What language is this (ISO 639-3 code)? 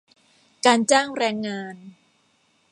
tha